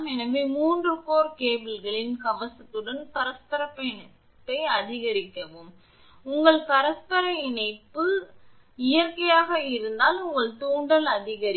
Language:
Tamil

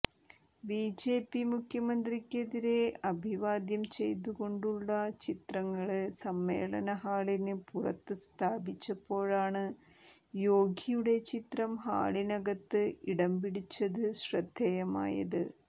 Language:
Malayalam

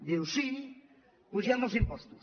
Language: Catalan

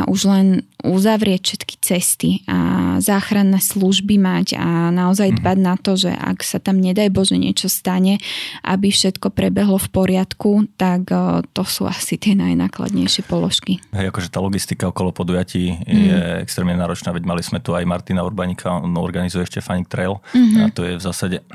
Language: Slovak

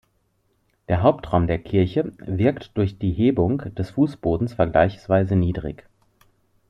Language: German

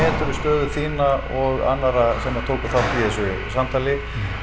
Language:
Icelandic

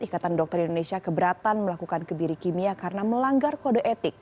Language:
Indonesian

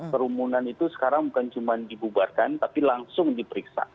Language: Indonesian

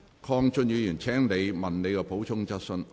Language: Cantonese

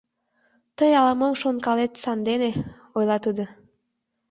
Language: Mari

